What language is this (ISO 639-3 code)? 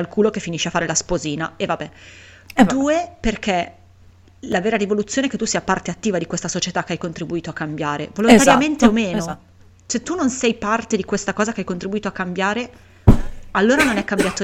ita